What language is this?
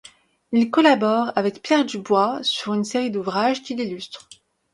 French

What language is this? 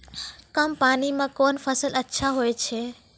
Maithili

